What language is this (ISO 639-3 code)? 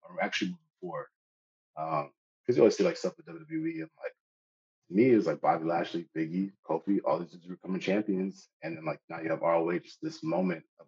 eng